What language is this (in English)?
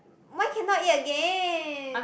English